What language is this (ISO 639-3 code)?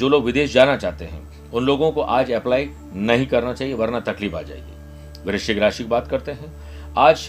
hin